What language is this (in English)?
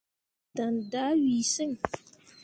Mundang